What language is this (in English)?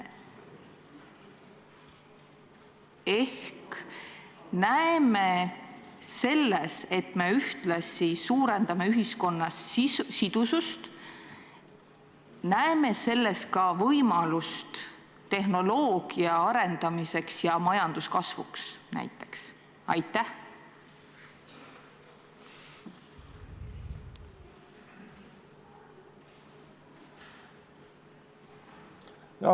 Estonian